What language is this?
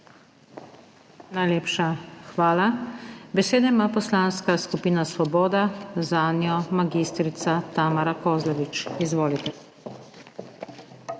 Slovenian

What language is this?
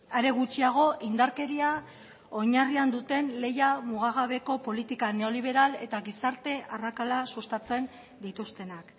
Basque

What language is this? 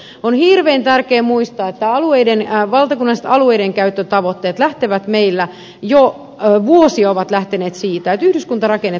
Finnish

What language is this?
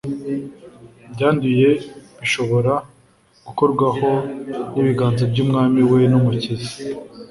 Kinyarwanda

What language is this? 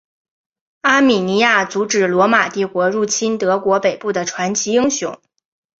Chinese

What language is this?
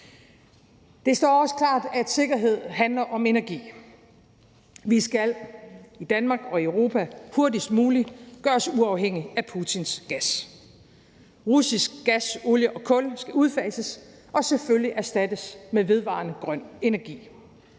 Danish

